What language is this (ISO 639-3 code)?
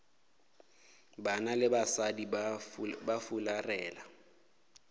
nso